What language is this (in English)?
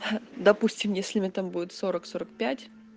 Russian